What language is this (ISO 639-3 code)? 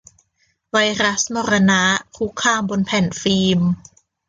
tha